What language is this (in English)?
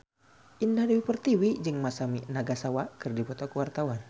Sundanese